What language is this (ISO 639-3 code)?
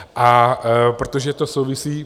ces